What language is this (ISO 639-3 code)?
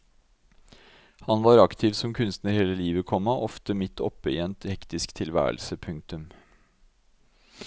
nor